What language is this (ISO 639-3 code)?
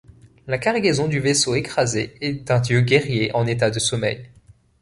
fra